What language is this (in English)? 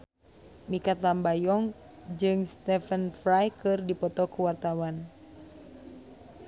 Sundanese